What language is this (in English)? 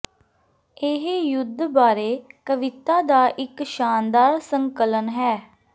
Punjabi